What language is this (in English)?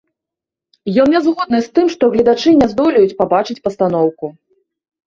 Belarusian